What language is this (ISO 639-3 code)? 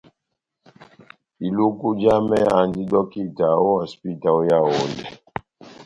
bnm